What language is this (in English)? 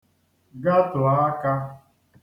Igbo